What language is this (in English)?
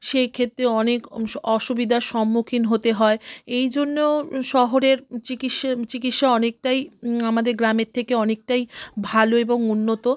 Bangla